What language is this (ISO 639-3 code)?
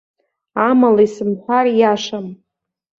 abk